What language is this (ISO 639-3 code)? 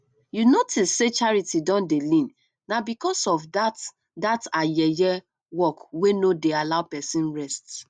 pcm